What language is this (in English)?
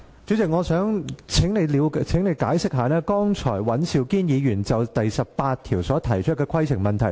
Cantonese